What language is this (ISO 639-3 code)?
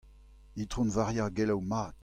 bre